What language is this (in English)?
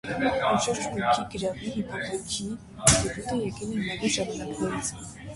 Armenian